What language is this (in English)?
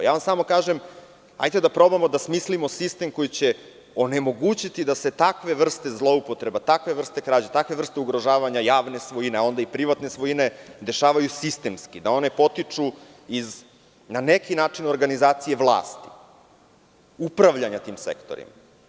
Serbian